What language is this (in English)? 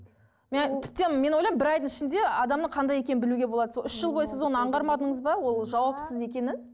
Kazakh